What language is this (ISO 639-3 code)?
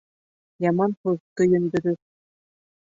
bak